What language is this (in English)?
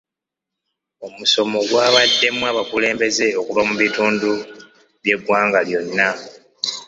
Ganda